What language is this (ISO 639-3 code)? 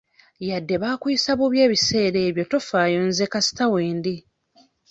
lug